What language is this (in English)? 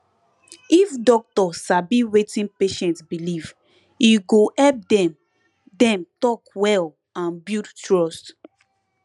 Nigerian Pidgin